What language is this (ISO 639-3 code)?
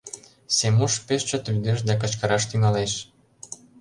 chm